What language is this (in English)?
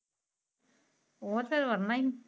Punjabi